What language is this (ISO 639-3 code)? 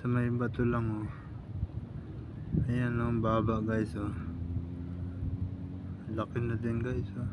fil